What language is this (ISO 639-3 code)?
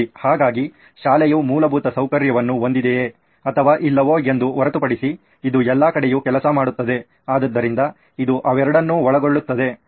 kan